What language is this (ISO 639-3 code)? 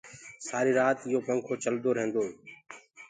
ggg